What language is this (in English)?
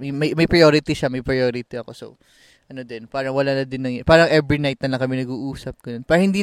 Filipino